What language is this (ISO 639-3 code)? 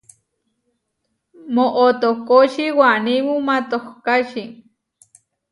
var